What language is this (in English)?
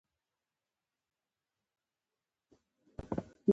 Pashto